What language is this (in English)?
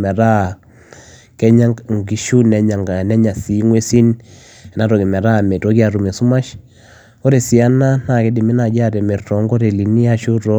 Masai